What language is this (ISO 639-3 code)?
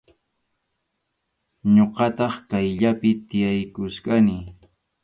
qxu